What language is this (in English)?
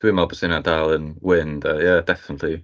Welsh